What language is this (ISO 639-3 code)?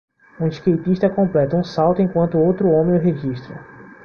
por